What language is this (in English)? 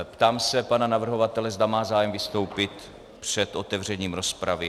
Czech